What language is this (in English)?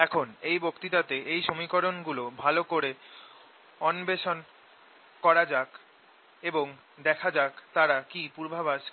Bangla